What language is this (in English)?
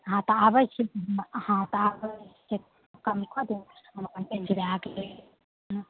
Maithili